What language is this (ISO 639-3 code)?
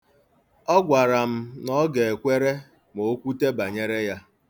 ibo